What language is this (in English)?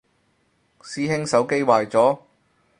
Cantonese